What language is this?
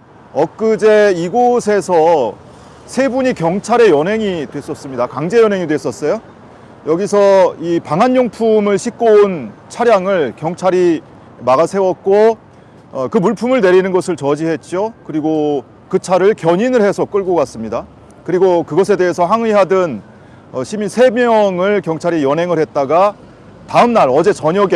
Korean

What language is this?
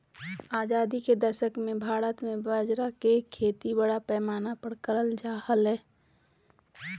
Magahi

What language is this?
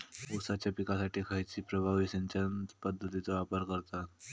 Marathi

